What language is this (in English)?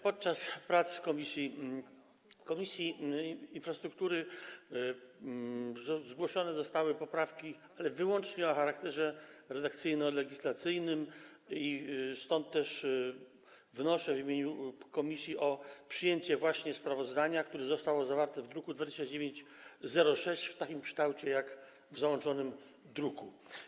Polish